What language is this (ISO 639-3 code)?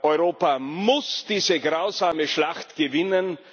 deu